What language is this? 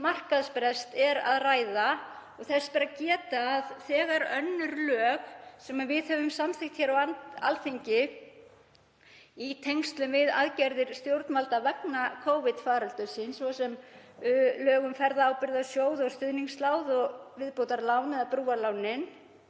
Icelandic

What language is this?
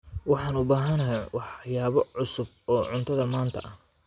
Somali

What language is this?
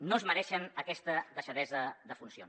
Catalan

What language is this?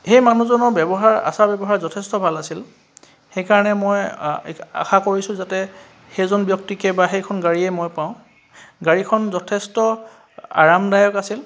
Assamese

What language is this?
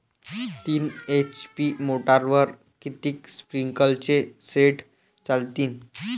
Marathi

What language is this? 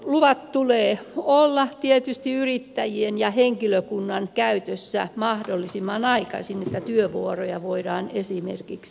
Finnish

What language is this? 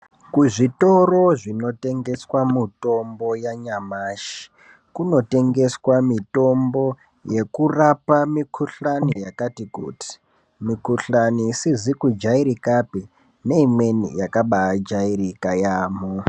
Ndau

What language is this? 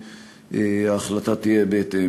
Hebrew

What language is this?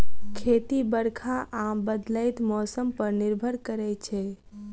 Maithili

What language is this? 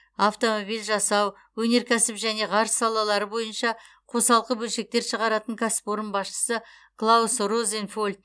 Kazakh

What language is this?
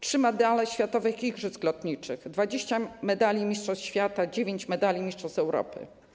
Polish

